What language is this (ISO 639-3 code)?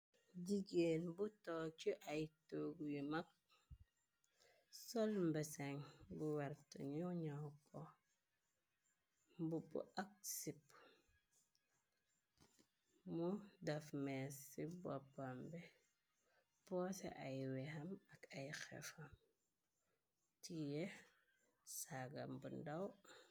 wol